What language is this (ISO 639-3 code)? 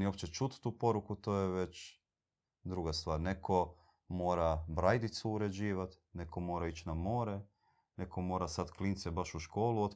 hrv